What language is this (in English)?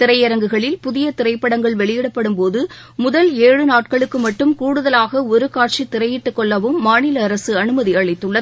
Tamil